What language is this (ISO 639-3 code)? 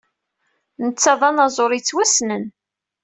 kab